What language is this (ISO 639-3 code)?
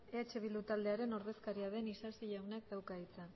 eus